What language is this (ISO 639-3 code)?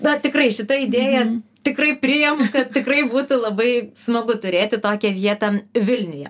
lit